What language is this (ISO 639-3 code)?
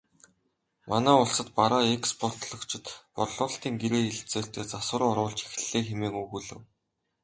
mon